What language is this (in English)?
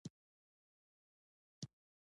Pashto